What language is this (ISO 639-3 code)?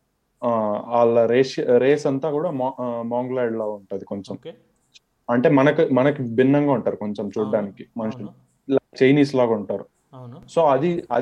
tel